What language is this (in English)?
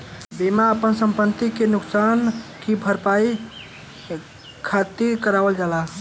Bhojpuri